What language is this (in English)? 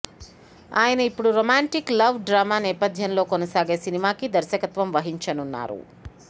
Telugu